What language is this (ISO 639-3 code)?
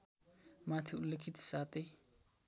nep